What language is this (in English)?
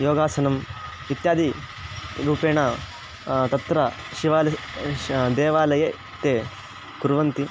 Sanskrit